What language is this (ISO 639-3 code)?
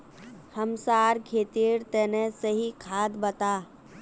mag